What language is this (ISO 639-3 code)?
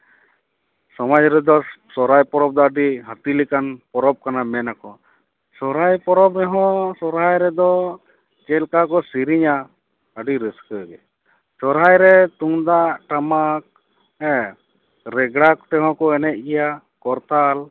sat